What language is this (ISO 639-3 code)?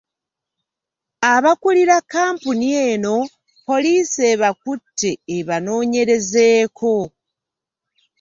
lug